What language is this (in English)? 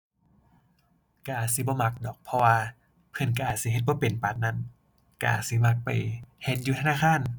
Thai